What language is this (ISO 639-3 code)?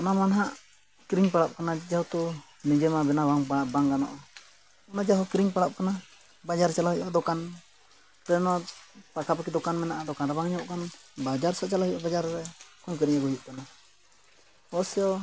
sat